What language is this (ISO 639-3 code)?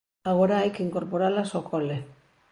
glg